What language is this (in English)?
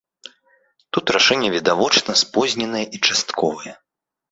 Belarusian